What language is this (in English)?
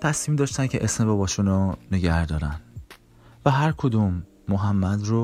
Persian